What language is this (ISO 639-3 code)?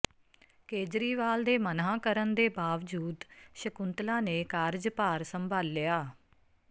pan